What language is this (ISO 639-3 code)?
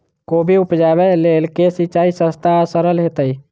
mai